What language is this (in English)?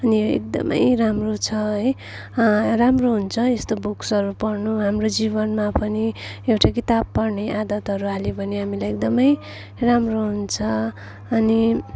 Nepali